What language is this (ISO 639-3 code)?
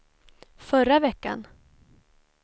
swe